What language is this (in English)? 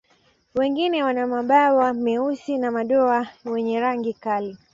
Swahili